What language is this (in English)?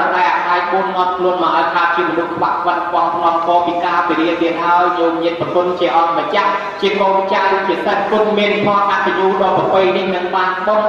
Thai